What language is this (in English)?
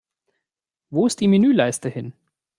German